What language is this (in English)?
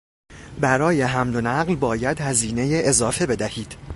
Persian